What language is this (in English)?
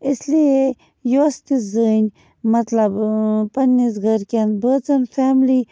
Kashmiri